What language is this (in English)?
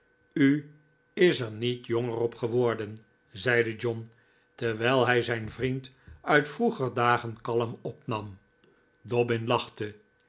Dutch